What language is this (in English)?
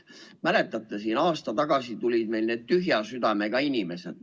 Estonian